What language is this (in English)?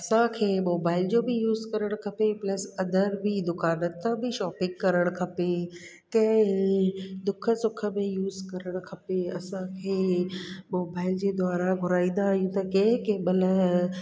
Sindhi